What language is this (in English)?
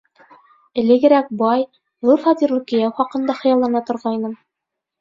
Bashkir